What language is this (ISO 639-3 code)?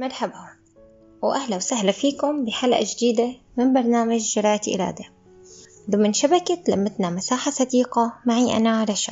ara